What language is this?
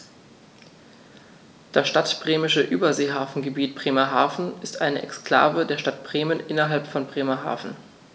German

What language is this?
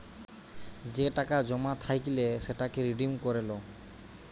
Bangla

